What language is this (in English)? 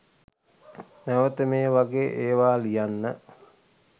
Sinhala